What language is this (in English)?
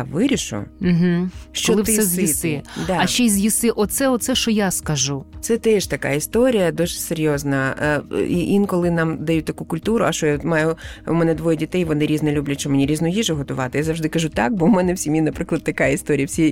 Ukrainian